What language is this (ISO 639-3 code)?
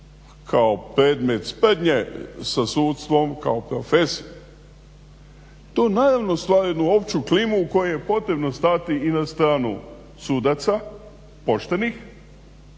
hrv